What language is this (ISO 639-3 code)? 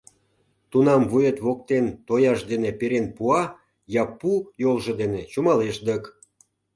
chm